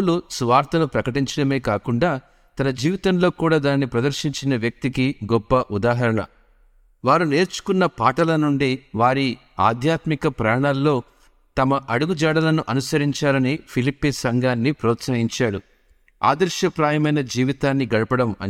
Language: Telugu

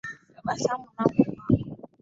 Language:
Swahili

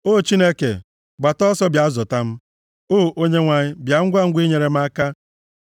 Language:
Igbo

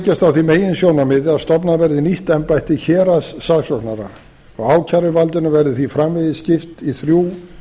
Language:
Icelandic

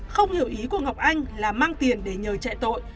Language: Vietnamese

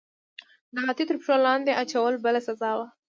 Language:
Pashto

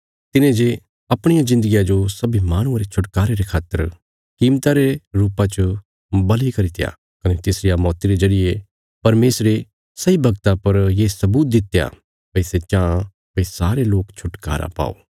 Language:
Bilaspuri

